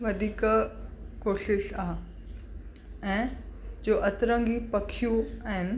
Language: Sindhi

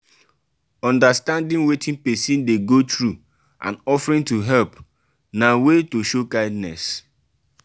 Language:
Nigerian Pidgin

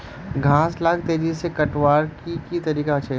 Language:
Magahi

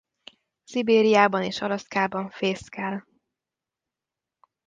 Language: Hungarian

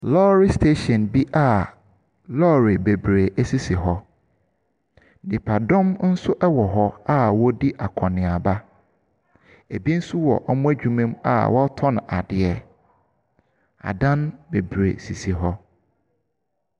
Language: Akan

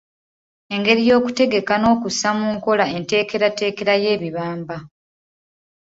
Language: Ganda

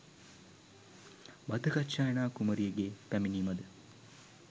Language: Sinhala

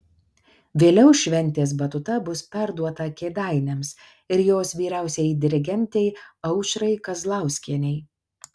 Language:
Lithuanian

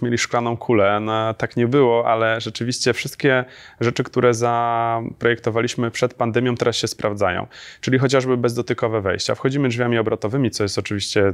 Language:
Polish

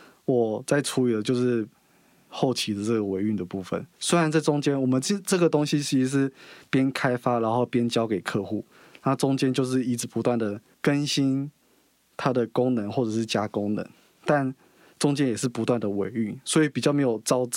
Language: Chinese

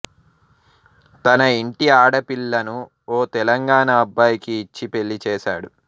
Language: Telugu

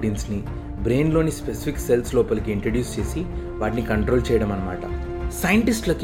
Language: Telugu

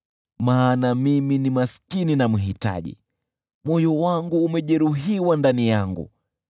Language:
Swahili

